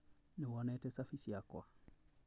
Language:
Kikuyu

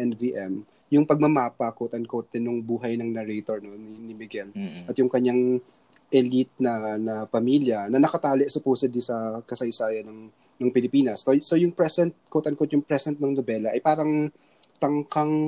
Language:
Filipino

